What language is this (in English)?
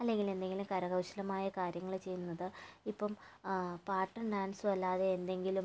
Malayalam